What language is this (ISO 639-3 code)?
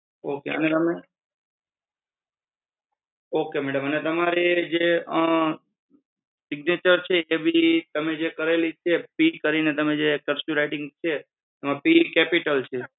guj